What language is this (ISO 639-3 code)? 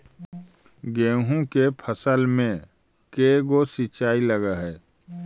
mag